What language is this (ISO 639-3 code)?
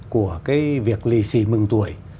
vie